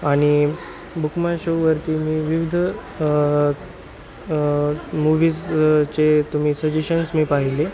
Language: Marathi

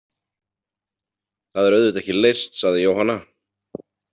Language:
Icelandic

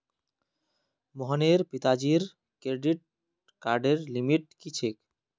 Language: Magahi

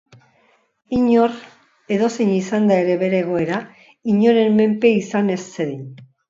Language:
Basque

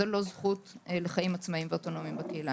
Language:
Hebrew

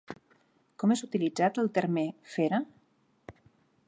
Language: Catalan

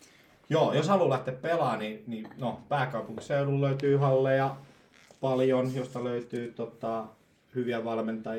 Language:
Finnish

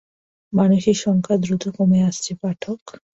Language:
Bangla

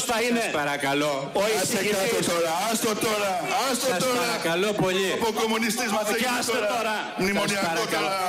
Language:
Greek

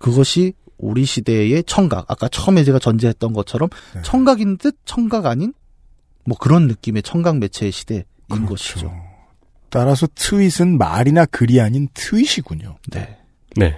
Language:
Korean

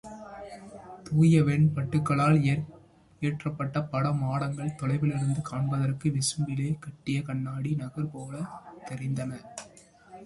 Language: Tamil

